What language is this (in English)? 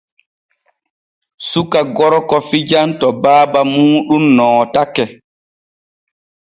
Borgu Fulfulde